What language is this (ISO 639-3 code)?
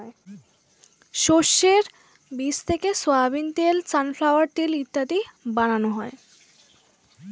ben